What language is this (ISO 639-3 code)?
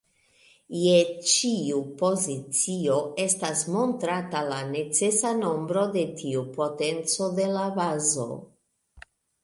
epo